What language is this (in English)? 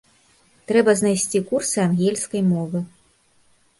Belarusian